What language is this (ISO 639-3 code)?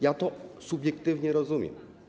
pol